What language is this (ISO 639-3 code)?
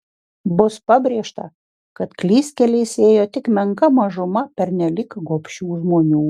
lit